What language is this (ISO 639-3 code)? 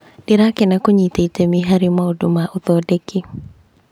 kik